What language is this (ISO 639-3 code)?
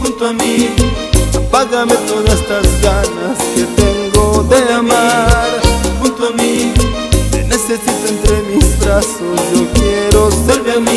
spa